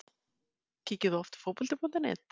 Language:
Icelandic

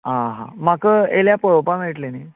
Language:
Konkani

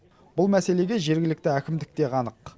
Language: Kazakh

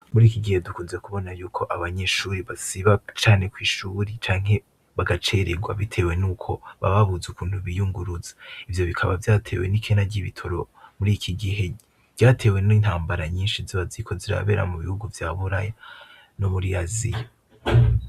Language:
Rundi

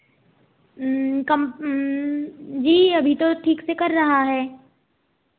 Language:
Hindi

